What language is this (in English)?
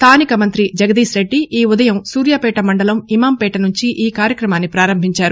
Telugu